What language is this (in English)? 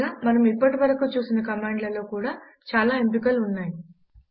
Telugu